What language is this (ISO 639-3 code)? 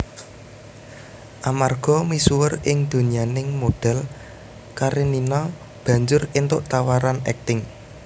jav